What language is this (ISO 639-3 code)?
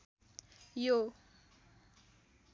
nep